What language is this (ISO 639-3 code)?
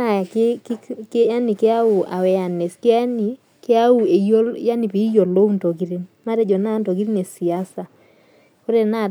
mas